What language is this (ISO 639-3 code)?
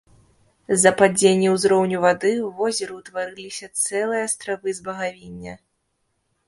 bel